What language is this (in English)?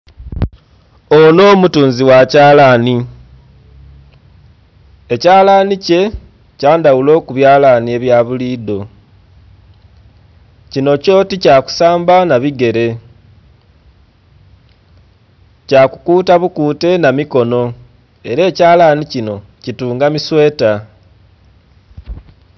Soga